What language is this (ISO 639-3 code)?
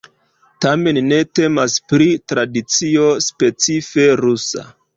epo